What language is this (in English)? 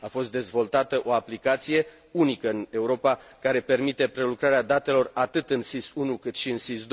Romanian